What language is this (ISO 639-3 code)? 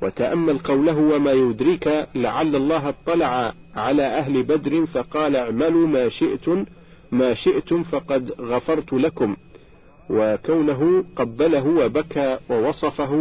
ara